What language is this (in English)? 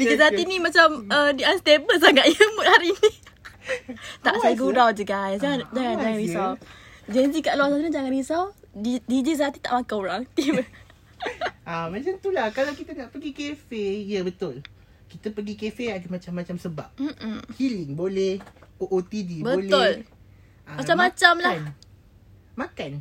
Malay